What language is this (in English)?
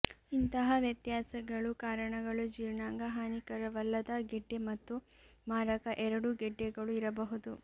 Kannada